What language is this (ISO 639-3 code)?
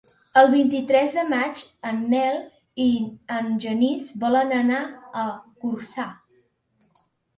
cat